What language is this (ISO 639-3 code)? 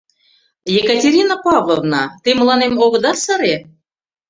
chm